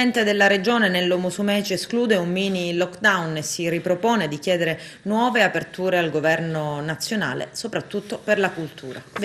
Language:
Italian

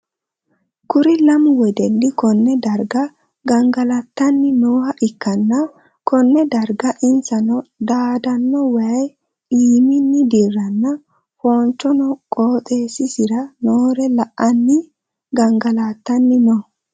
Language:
Sidamo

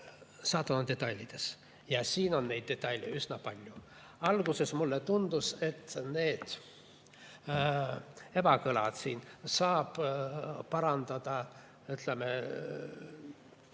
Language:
Estonian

